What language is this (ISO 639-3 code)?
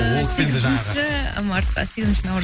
kaz